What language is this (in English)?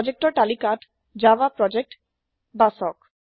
Assamese